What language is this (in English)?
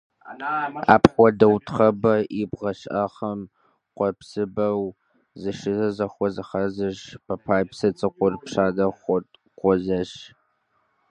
Kabardian